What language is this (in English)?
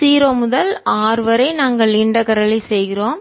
Tamil